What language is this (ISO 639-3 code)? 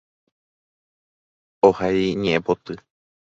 grn